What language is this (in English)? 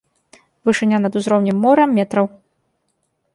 Belarusian